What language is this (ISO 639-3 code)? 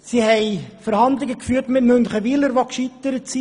gsw